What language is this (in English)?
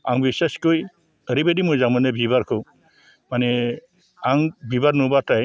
Bodo